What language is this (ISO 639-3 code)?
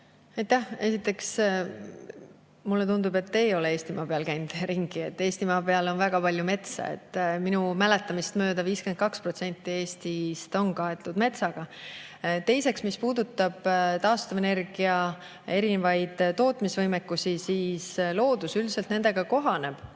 est